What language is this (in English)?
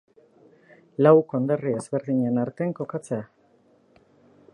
Basque